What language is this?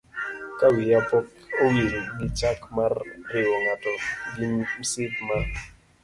Luo (Kenya and Tanzania)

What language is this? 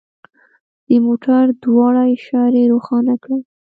Pashto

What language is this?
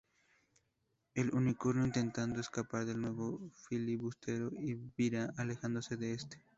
Spanish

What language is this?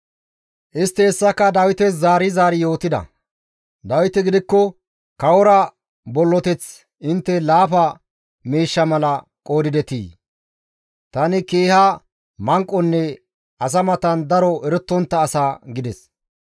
Gamo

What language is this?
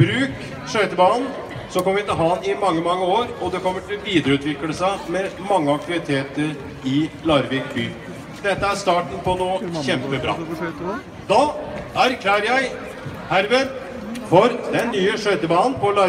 Norwegian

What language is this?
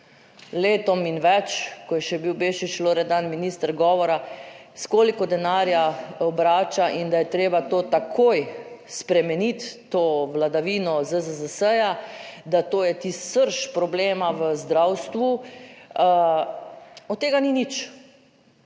Slovenian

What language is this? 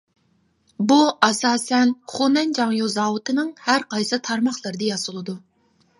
Uyghur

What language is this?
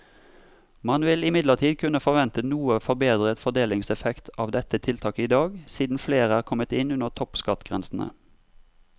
Norwegian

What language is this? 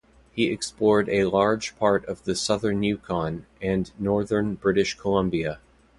English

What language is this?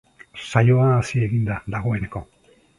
Basque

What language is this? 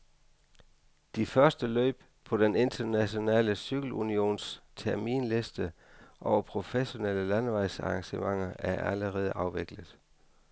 Danish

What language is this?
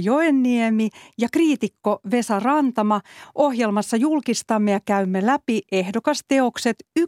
Finnish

